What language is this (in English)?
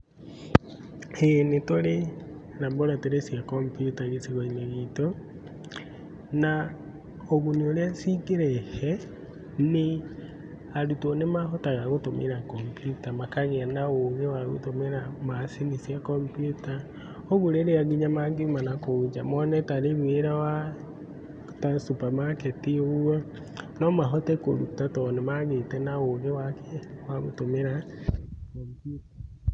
Kikuyu